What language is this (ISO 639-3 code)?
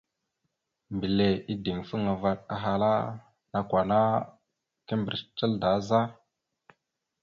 mxu